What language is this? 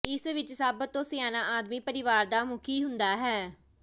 Punjabi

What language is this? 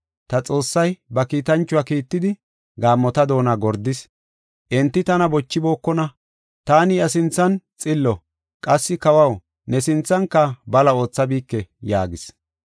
Gofa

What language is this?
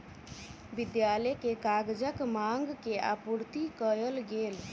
Maithili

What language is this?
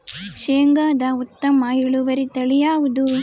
Kannada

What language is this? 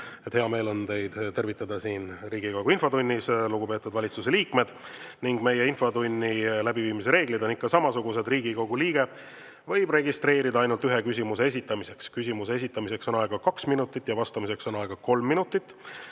Estonian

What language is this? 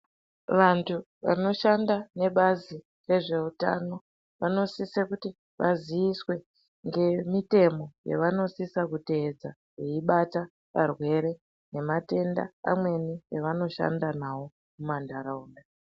Ndau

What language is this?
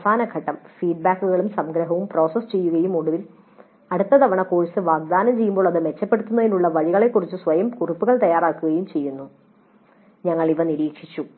Malayalam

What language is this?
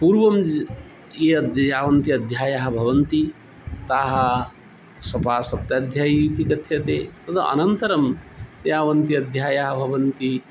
Sanskrit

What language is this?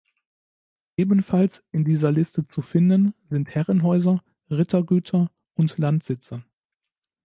German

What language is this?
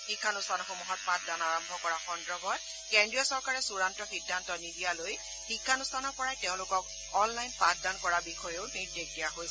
Assamese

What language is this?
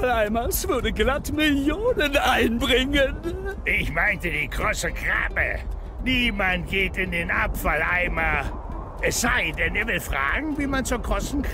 German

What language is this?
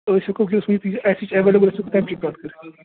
Kashmiri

